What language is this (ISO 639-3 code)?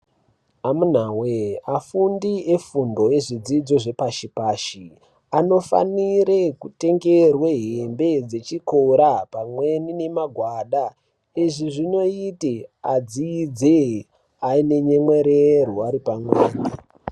ndc